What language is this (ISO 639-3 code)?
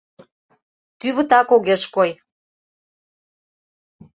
chm